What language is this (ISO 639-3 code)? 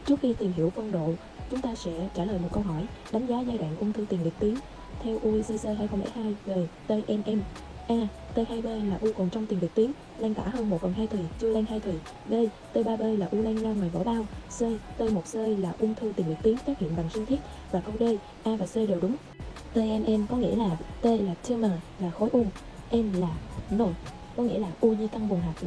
vie